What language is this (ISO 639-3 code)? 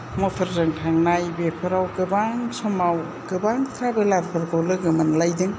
brx